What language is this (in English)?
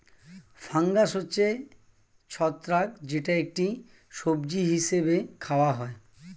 Bangla